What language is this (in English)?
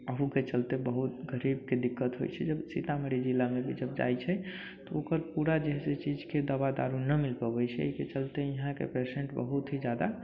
Maithili